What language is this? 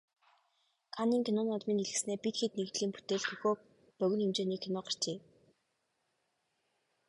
Mongolian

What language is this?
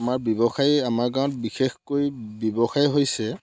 Assamese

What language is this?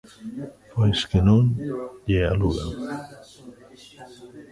Galician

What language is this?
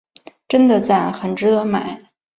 Chinese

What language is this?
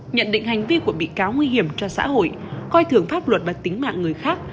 Vietnamese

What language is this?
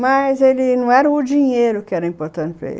Portuguese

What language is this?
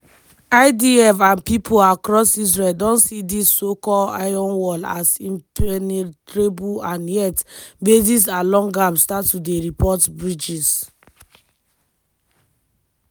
Nigerian Pidgin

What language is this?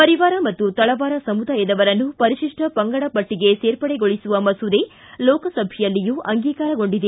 Kannada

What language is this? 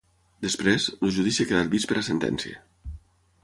Catalan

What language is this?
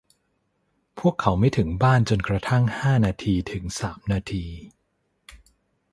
Thai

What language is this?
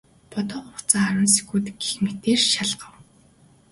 Mongolian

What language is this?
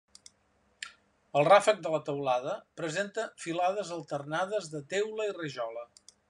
Catalan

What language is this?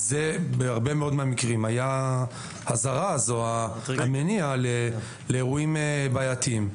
Hebrew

